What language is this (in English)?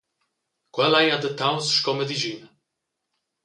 Romansh